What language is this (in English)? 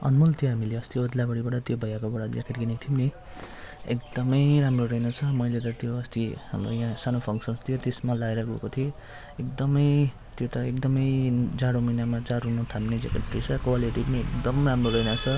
Nepali